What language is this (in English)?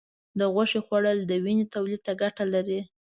Pashto